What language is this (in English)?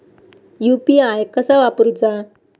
Marathi